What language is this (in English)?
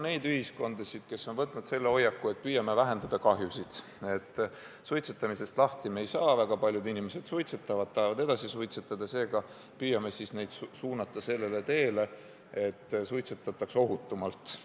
Estonian